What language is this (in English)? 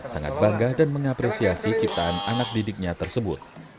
Indonesian